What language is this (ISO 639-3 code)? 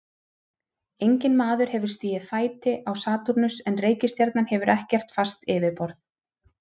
isl